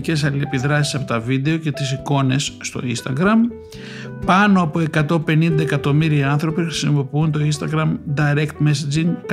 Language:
Greek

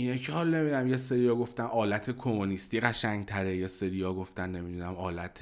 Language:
Persian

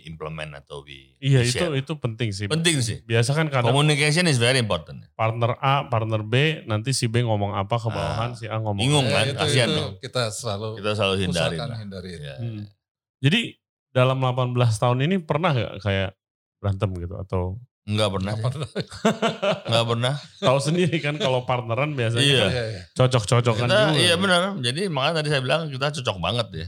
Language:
Indonesian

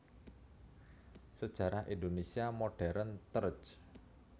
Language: Javanese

